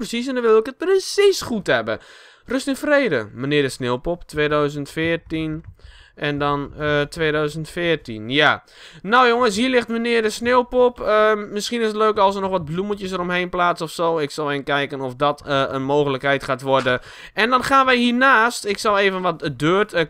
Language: Dutch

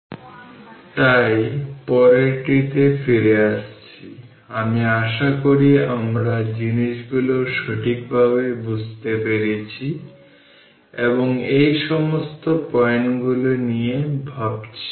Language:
Bangla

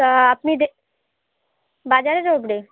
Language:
Bangla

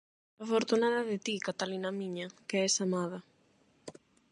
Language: Galician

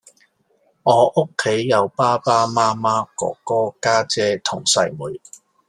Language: Cantonese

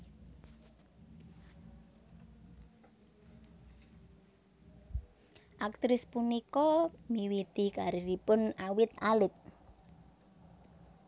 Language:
Javanese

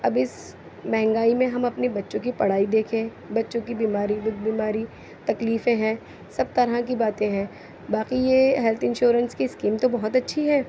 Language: Urdu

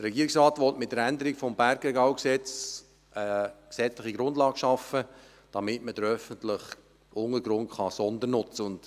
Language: Swiss German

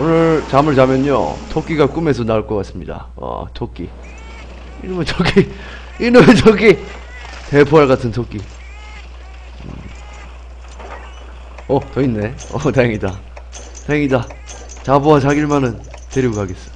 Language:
Korean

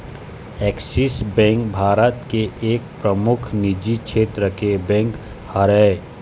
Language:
Chhattisgarhi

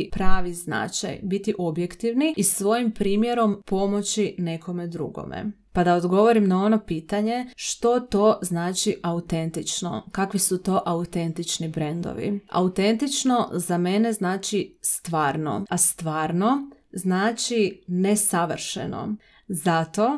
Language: Croatian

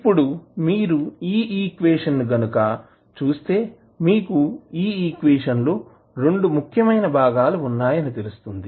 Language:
Telugu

